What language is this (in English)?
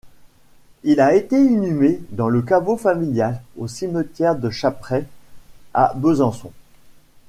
French